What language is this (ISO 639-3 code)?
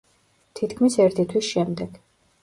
kat